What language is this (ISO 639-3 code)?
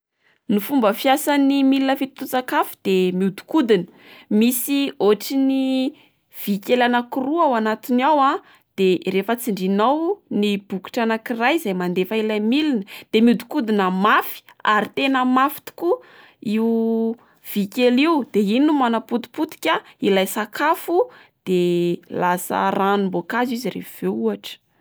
mlg